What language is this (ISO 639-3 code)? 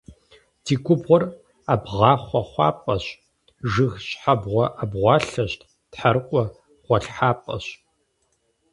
kbd